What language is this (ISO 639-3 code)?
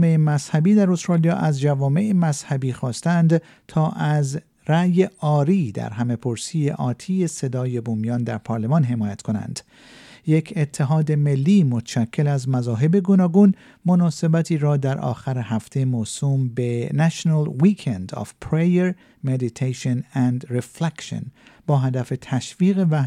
fas